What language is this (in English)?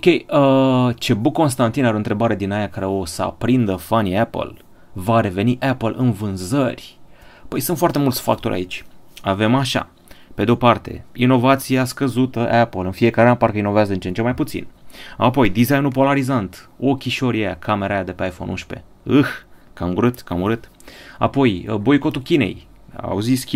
Romanian